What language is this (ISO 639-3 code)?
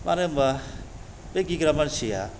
brx